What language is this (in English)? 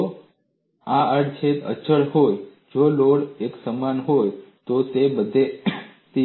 Gujarati